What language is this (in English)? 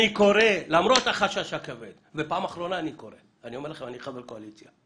Hebrew